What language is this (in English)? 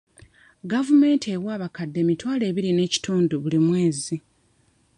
Ganda